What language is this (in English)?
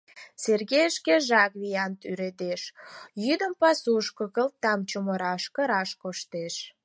Mari